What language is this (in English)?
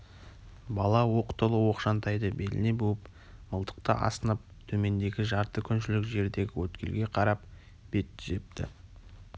Kazakh